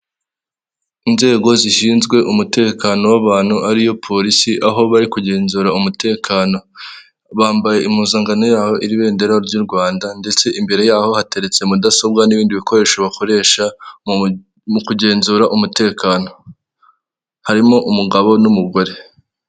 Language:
Kinyarwanda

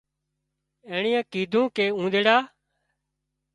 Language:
Wadiyara Koli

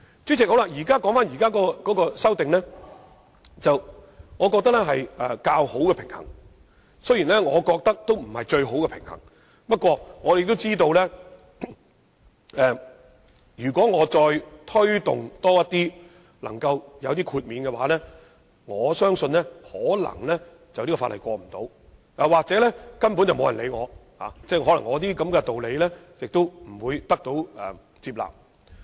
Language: Cantonese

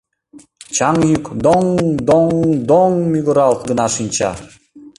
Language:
Mari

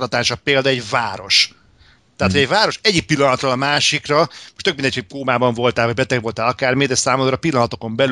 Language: Hungarian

